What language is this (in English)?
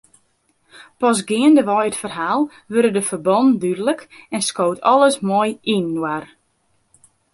Western Frisian